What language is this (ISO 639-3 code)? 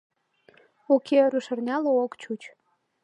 chm